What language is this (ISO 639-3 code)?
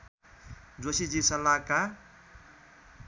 nep